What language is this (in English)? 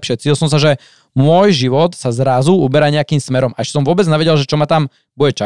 Slovak